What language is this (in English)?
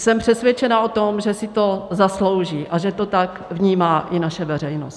Czech